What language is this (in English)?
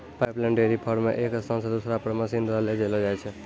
Maithili